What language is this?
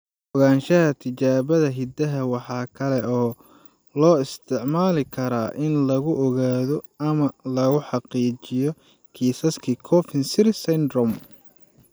Somali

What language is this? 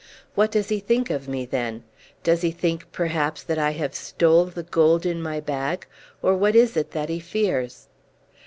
English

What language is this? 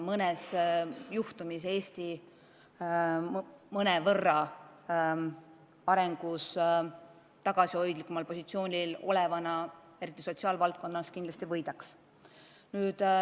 Estonian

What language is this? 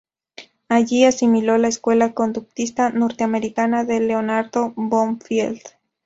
Spanish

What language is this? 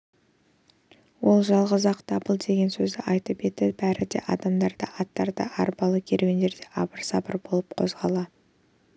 Kazakh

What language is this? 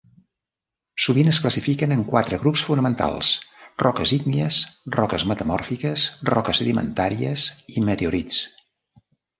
Catalan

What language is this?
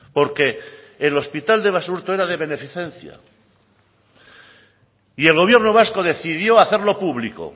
Spanish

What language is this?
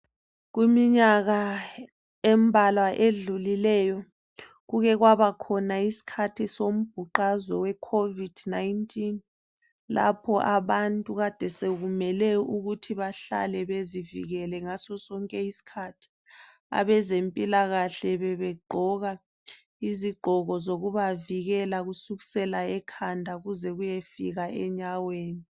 North Ndebele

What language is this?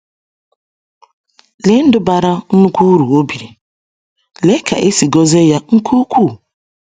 Igbo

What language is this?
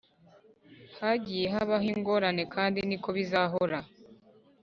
Kinyarwanda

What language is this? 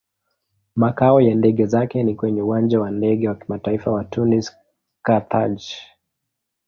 Swahili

